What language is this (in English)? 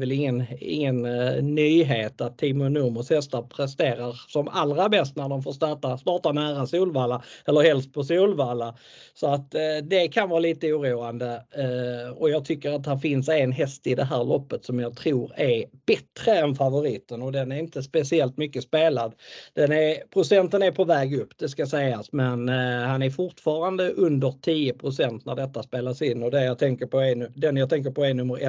Swedish